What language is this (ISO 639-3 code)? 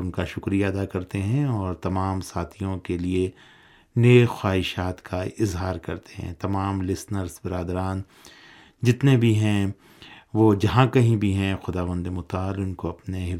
urd